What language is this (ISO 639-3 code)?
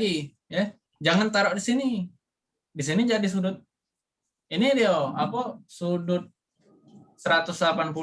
ind